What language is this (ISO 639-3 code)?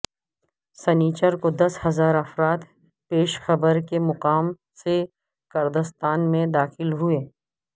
urd